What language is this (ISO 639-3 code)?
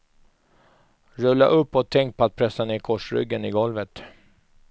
swe